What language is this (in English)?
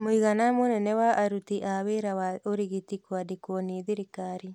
Kikuyu